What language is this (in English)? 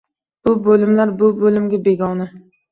Uzbek